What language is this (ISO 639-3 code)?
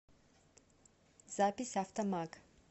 rus